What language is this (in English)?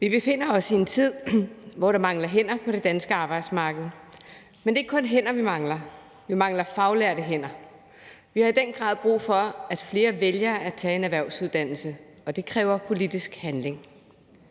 Danish